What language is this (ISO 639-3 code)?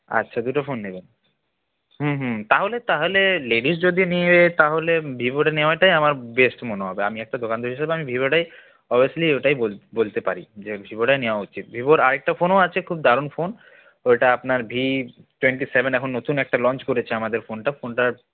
ben